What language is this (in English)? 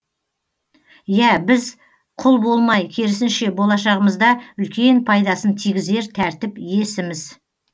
Kazakh